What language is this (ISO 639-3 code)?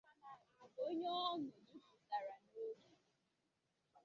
ibo